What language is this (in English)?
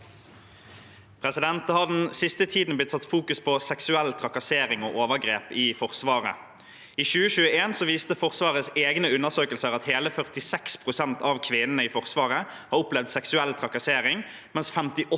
Norwegian